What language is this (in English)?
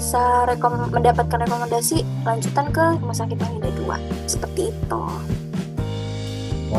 Indonesian